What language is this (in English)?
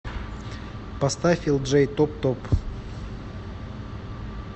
Russian